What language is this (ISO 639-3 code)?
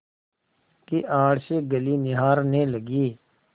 hin